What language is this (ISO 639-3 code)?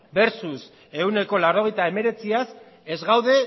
eus